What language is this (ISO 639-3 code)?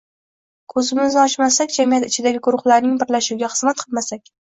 uzb